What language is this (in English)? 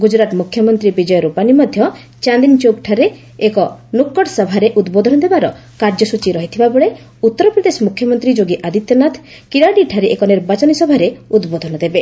Odia